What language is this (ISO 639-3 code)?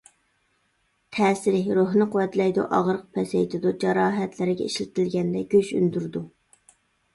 uig